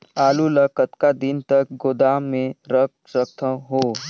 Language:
Chhattisgarhi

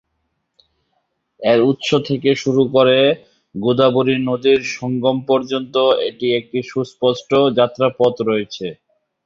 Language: Bangla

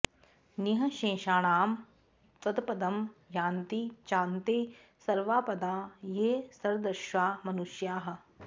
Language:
Sanskrit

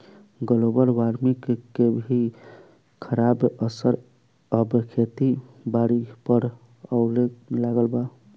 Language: Bhojpuri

